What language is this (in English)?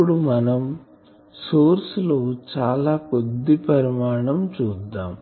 Telugu